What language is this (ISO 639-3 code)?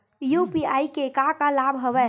hne